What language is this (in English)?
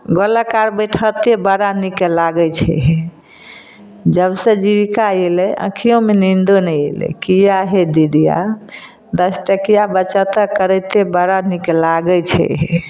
Maithili